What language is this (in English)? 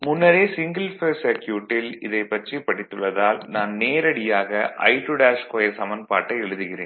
Tamil